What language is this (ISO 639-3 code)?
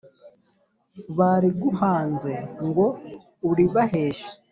kin